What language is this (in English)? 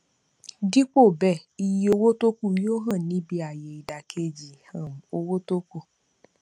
Yoruba